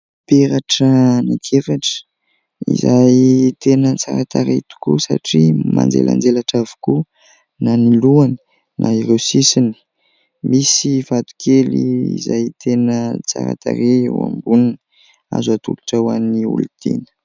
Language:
Malagasy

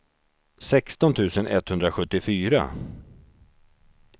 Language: Swedish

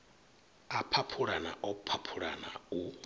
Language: Venda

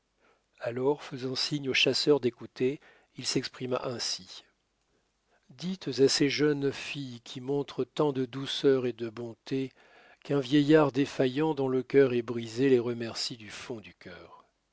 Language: French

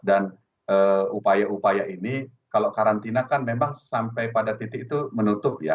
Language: Indonesian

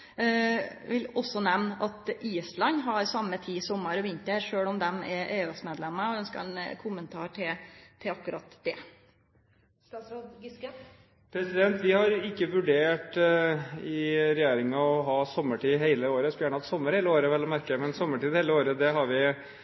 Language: Norwegian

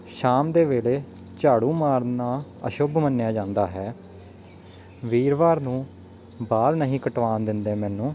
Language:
Punjabi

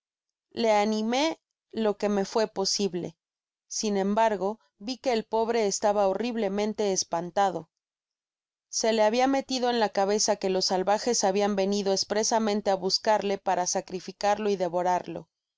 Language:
Spanish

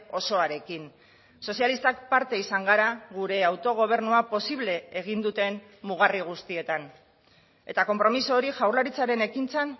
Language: Basque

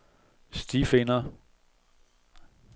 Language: Danish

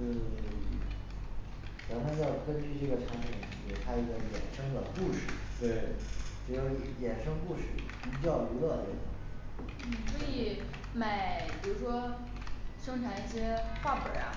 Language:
Chinese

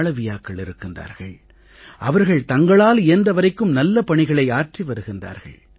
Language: Tamil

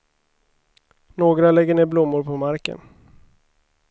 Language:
Swedish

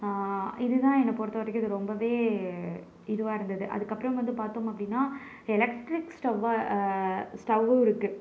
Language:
Tamil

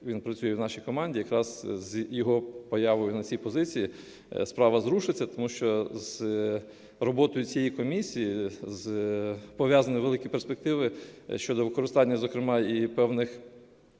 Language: Ukrainian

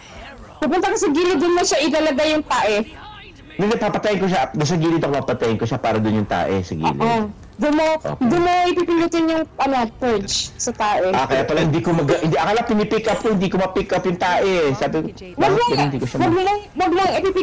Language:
Filipino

